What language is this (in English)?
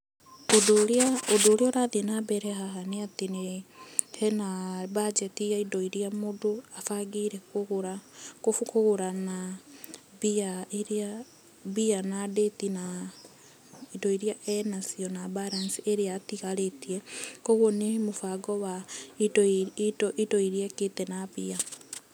Kikuyu